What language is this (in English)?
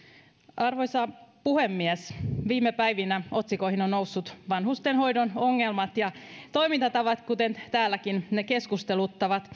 Finnish